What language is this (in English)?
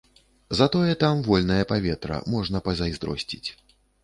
Belarusian